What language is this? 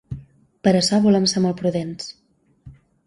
Catalan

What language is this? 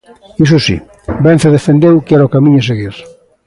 Galician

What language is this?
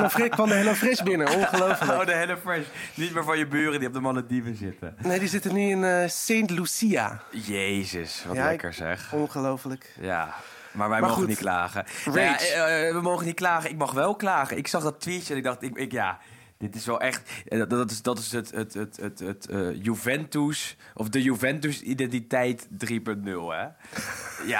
Dutch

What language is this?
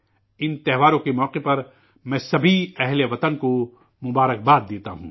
Urdu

